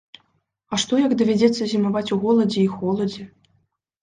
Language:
Belarusian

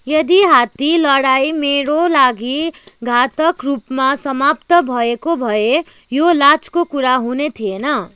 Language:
Nepali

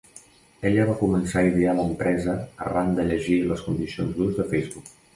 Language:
Catalan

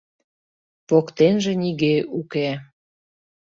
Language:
Mari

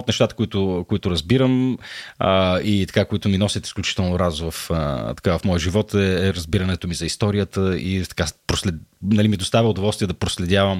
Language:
Bulgarian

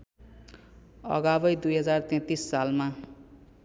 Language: Nepali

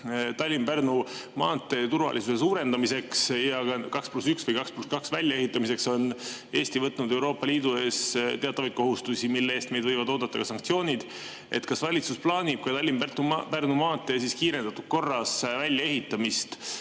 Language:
Estonian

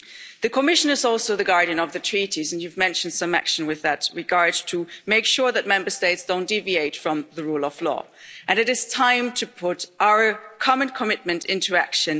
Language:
English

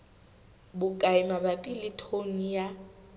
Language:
Southern Sotho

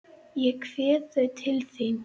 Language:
Icelandic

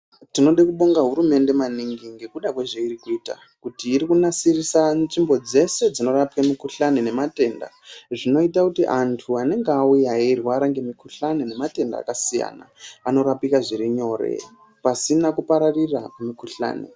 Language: Ndau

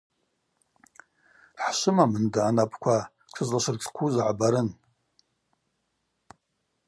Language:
Abaza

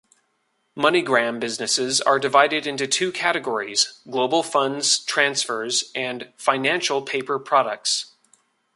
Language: English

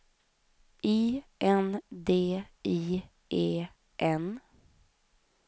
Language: Swedish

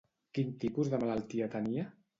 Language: Catalan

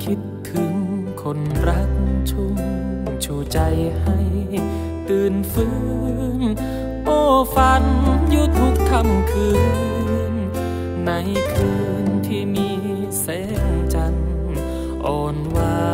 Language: Thai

